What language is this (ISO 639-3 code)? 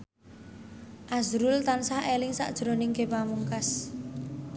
jav